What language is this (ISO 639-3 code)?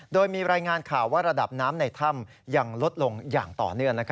tha